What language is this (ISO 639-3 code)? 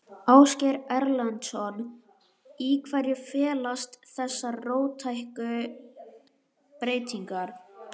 isl